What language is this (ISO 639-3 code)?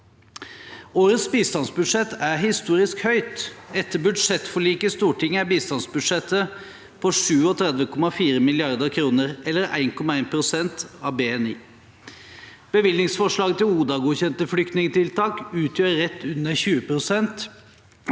nor